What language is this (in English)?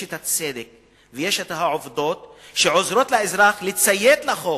Hebrew